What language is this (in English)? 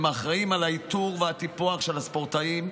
Hebrew